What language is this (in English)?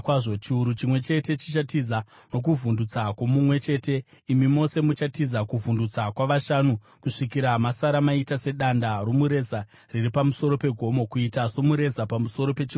Shona